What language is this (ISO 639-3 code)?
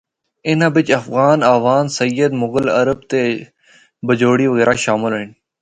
hno